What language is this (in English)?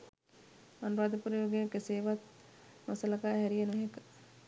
Sinhala